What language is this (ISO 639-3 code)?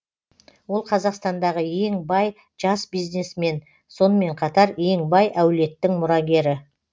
kaz